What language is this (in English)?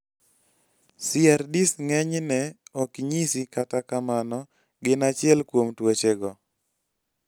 Luo (Kenya and Tanzania)